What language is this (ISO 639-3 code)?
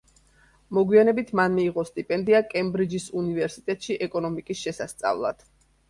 kat